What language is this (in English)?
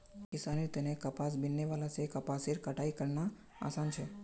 Magahi